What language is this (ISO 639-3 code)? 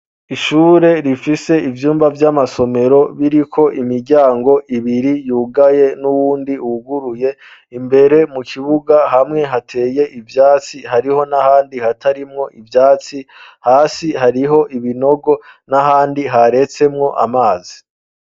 run